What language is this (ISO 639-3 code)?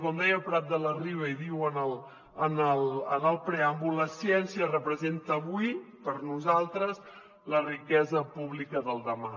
cat